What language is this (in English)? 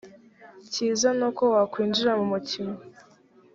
Kinyarwanda